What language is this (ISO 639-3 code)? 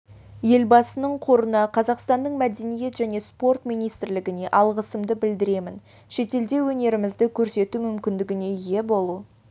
kaz